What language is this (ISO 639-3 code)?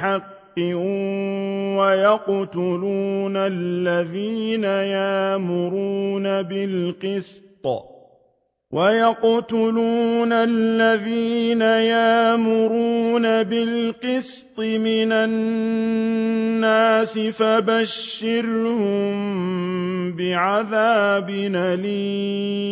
ara